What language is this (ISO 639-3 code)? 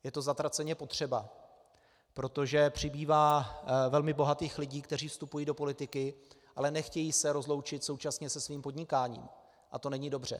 ces